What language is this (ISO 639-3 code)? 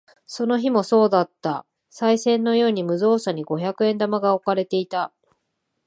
jpn